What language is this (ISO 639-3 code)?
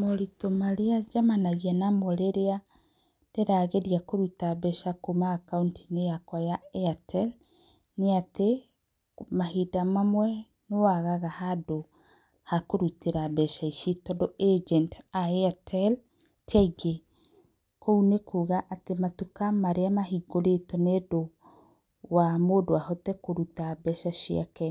kik